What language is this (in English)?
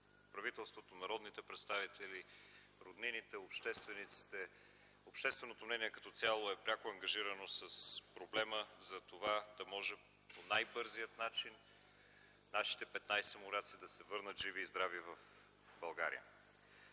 Bulgarian